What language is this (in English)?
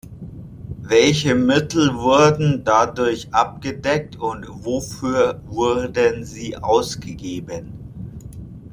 German